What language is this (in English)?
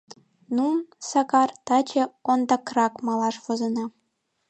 Mari